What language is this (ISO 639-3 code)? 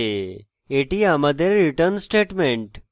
ben